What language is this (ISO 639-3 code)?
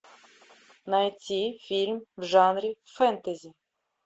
rus